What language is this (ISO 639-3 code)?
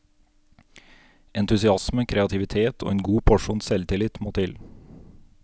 nor